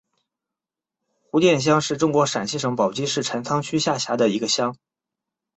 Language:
Chinese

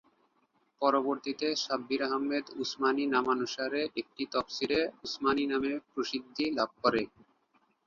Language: Bangla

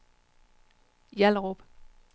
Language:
Danish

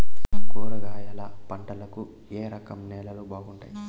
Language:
Telugu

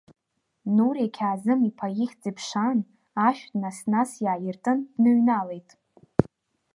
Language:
Abkhazian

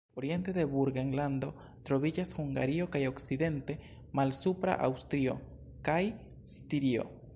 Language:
Esperanto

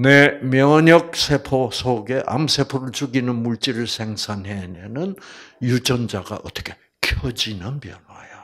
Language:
Korean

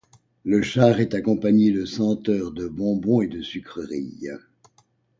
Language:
French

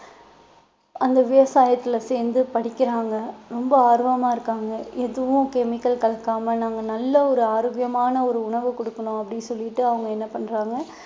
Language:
Tamil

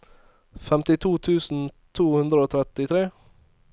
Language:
Norwegian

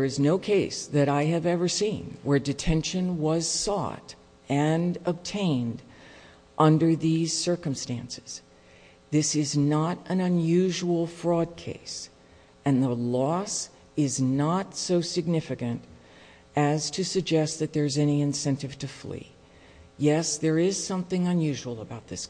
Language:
English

